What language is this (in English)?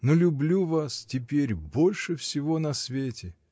Russian